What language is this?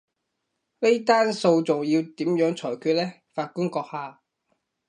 Cantonese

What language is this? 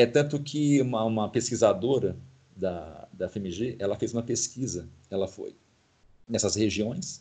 Portuguese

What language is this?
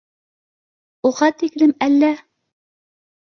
Bashkir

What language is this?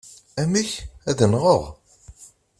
Kabyle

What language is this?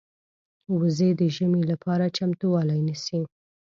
Pashto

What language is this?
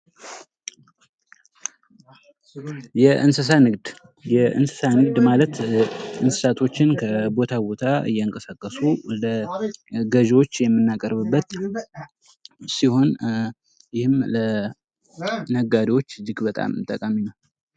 Amharic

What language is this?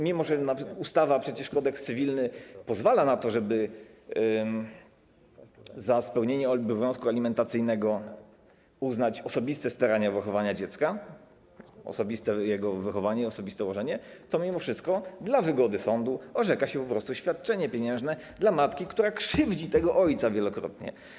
Polish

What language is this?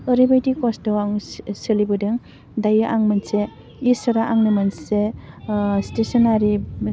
Bodo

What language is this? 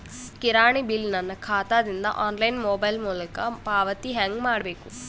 Kannada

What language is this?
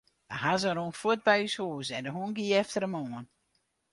Western Frisian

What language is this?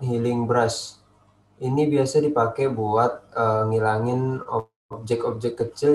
Indonesian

